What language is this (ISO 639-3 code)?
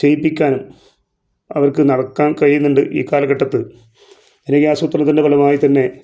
mal